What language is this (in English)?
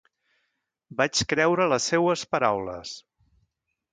Catalan